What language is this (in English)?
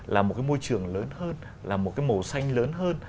Vietnamese